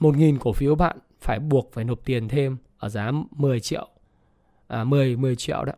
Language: Vietnamese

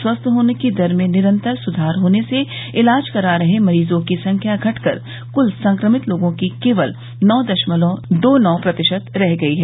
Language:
Hindi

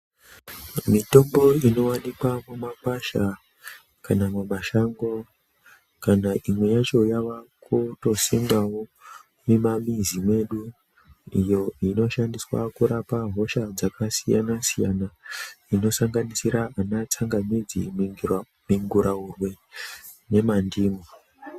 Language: Ndau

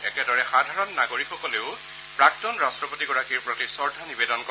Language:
Assamese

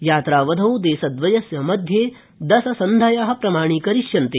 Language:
Sanskrit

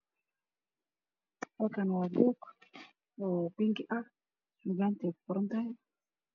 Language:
Somali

